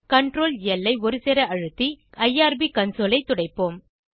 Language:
Tamil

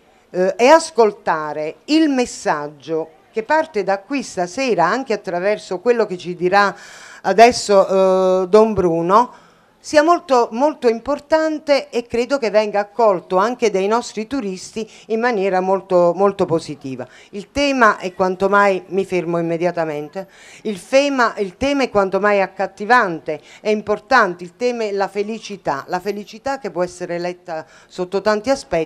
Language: Italian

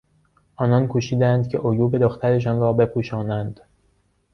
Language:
Persian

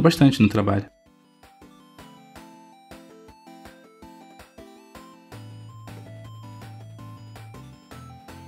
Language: Portuguese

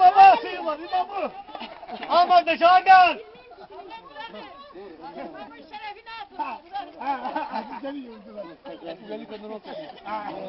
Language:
Turkish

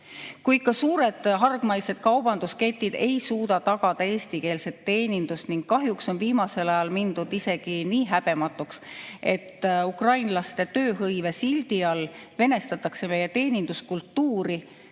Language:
Estonian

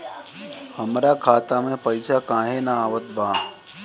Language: Bhojpuri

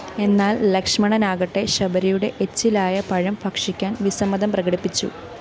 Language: Malayalam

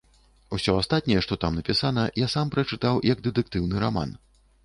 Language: Belarusian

